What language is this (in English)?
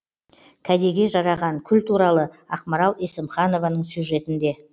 Kazakh